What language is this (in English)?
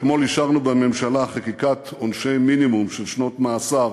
Hebrew